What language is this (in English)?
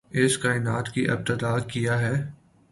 Urdu